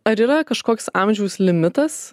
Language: Lithuanian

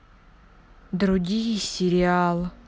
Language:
Russian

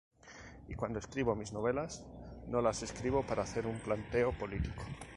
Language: Spanish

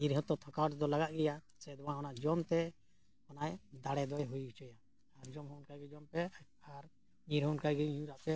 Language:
Santali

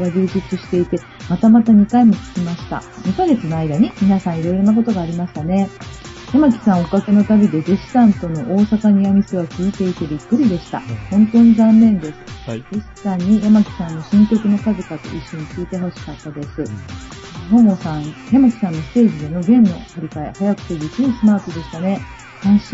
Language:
Japanese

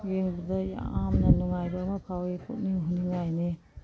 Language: Manipuri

